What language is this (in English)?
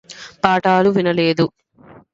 Telugu